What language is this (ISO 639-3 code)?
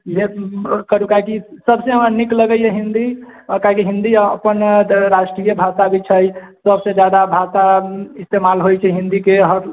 mai